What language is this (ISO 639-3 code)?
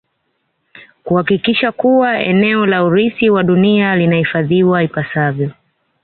swa